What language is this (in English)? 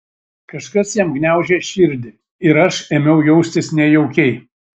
Lithuanian